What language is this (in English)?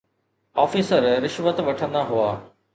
Sindhi